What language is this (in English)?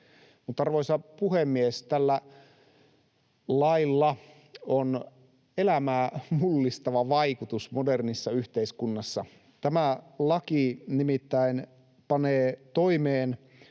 Finnish